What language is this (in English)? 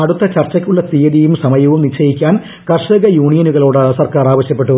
Malayalam